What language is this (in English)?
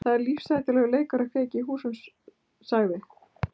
Icelandic